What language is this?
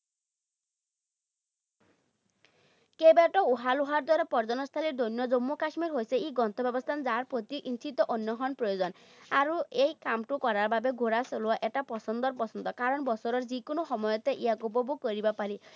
Assamese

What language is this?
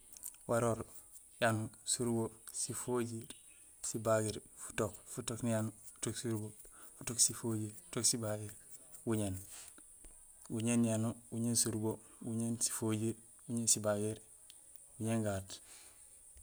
Gusilay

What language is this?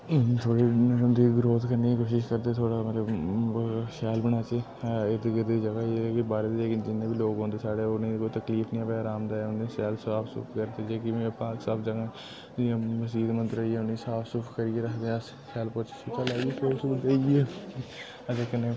Dogri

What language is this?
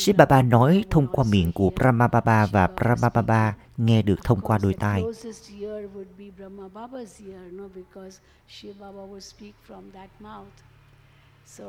Vietnamese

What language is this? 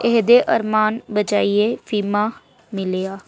Dogri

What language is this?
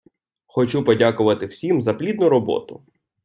Ukrainian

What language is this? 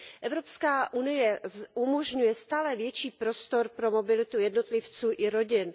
Czech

